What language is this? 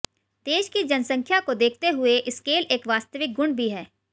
Hindi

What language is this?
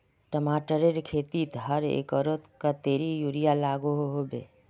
Magahi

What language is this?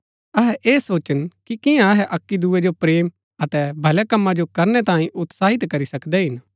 Gaddi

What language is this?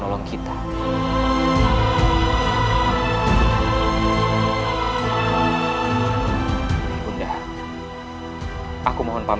Indonesian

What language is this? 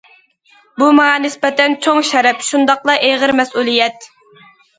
Uyghur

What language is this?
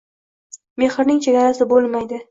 Uzbek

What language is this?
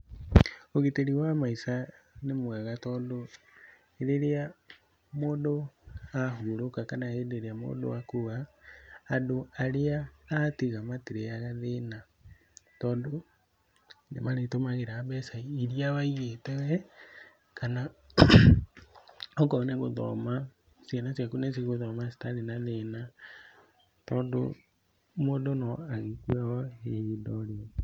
Kikuyu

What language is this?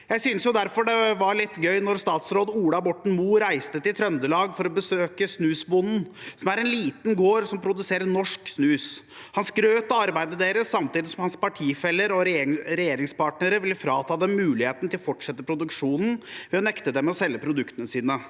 Norwegian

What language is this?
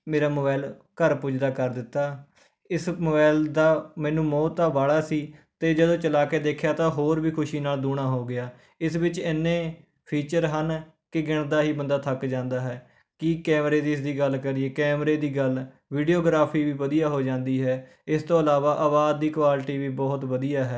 Punjabi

